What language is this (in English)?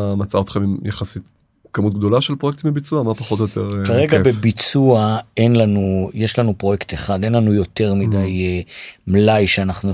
Hebrew